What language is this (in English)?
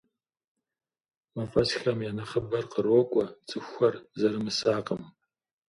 Kabardian